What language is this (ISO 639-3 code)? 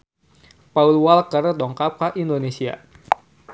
sun